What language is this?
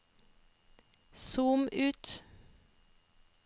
Norwegian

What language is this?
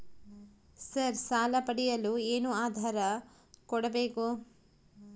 Kannada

